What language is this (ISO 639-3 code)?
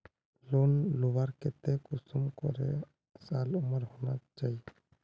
mag